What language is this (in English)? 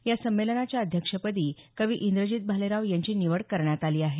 Marathi